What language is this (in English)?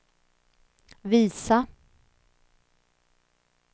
Swedish